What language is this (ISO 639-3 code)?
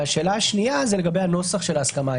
heb